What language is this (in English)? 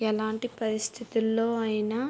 Telugu